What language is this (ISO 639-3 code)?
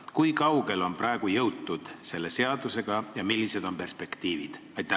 est